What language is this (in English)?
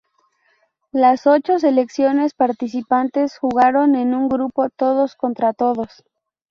Spanish